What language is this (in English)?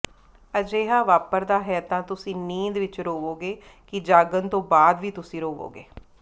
Punjabi